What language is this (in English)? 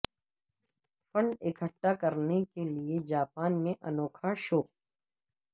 Urdu